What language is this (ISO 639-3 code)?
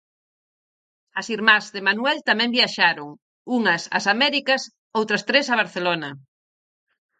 glg